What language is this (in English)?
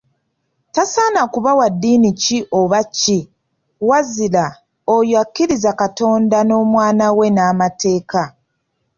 Ganda